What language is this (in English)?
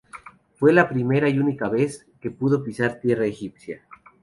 Spanish